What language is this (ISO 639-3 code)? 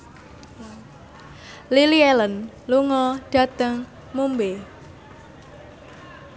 jav